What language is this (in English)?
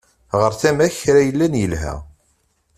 Kabyle